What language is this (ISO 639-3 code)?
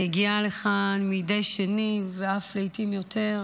heb